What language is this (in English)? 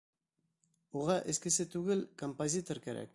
Bashkir